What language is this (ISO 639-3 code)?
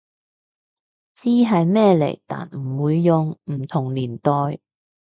yue